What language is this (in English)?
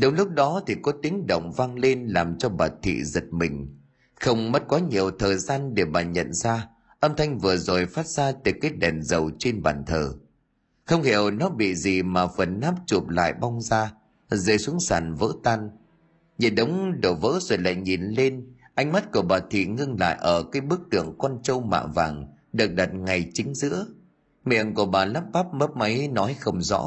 Vietnamese